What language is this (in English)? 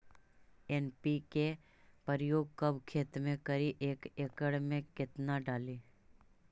Magahi